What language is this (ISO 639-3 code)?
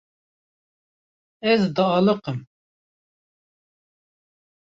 kur